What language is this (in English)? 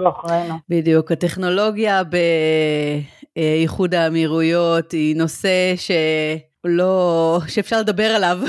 Hebrew